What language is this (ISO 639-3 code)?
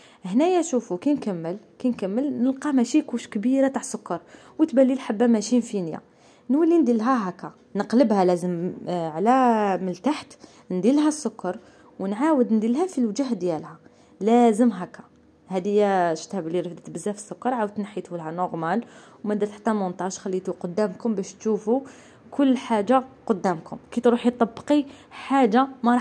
ara